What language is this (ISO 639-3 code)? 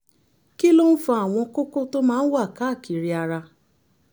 yor